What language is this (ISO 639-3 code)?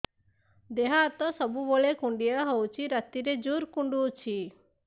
ori